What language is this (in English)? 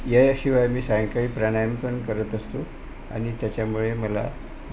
Marathi